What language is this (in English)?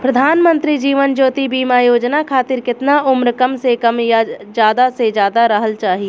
Bhojpuri